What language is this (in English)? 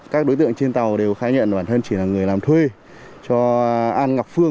Vietnamese